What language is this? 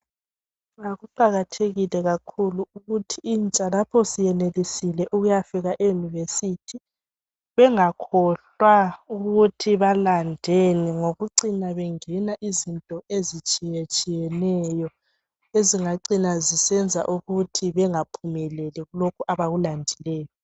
North Ndebele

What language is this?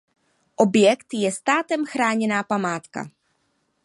Czech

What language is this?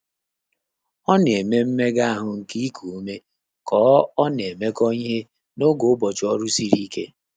Igbo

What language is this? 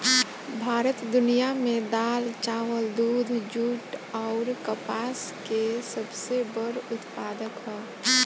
Bhojpuri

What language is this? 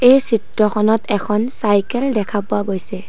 Assamese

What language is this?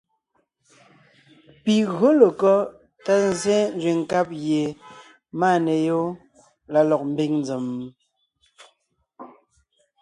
Ngiemboon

